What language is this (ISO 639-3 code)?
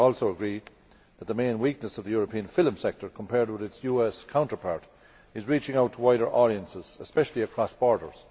eng